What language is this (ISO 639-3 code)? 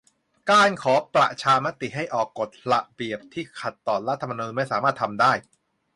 tha